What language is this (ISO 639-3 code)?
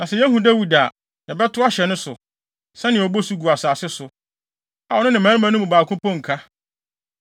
aka